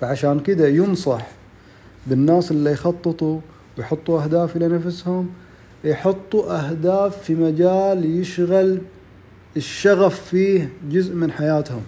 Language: Arabic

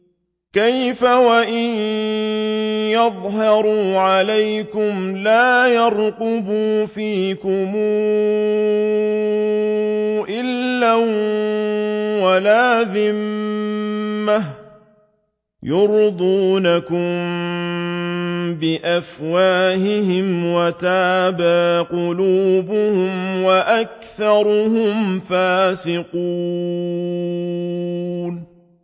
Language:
Arabic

